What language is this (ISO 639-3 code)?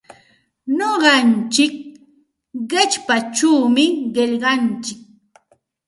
qxt